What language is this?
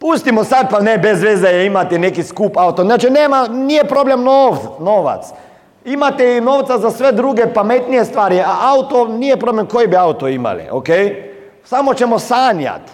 Croatian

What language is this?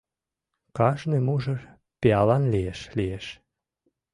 Mari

